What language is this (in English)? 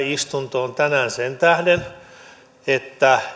Finnish